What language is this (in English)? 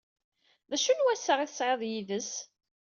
Kabyle